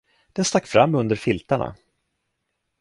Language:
Swedish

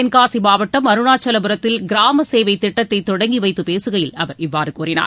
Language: Tamil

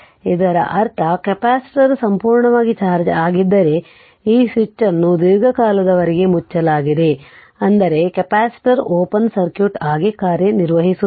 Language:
Kannada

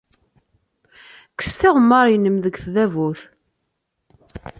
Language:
Kabyle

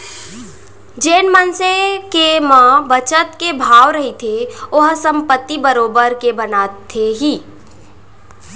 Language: Chhattisgarhi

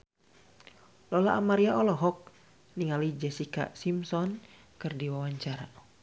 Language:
Sundanese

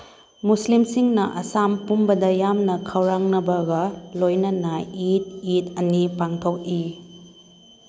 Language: Manipuri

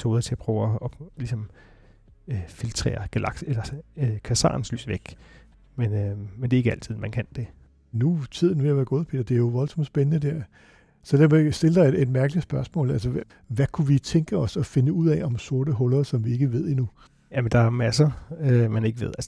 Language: Danish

